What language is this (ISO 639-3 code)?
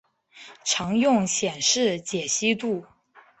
zho